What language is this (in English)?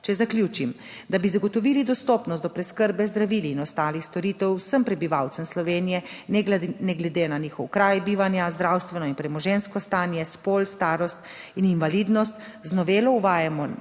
Slovenian